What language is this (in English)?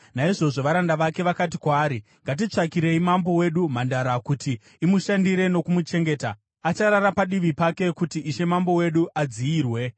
Shona